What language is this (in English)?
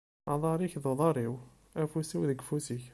Kabyle